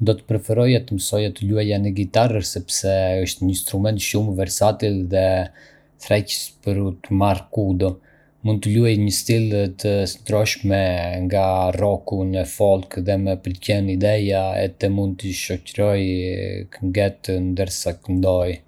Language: Arbëreshë Albanian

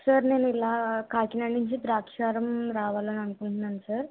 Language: Telugu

